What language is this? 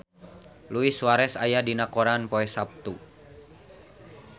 Sundanese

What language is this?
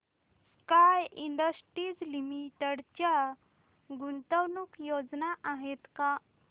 Marathi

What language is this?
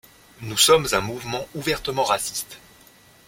French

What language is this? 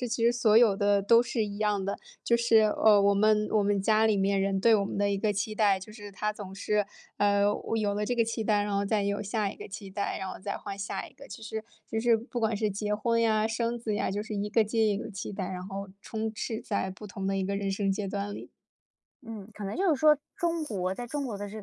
Chinese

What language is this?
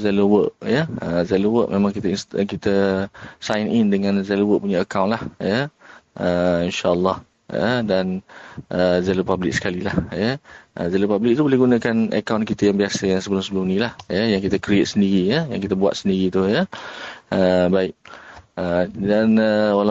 Malay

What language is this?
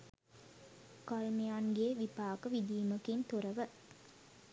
Sinhala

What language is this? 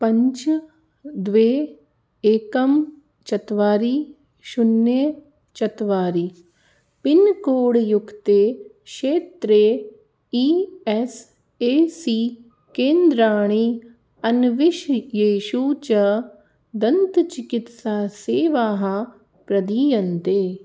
Sanskrit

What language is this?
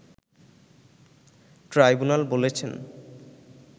Bangla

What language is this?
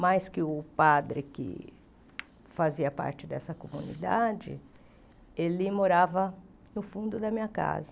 Portuguese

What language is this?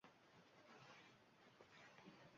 Uzbek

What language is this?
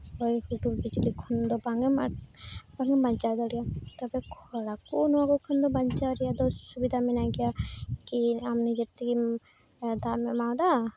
Santali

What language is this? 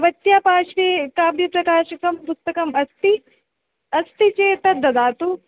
Sanskrit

